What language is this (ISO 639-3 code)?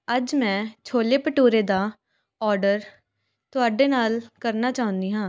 pan